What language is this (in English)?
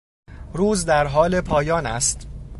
Persian